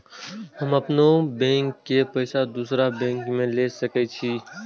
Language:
Maithili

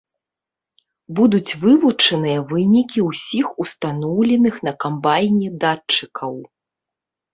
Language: Belarusian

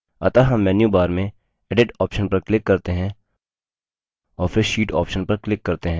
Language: Hindi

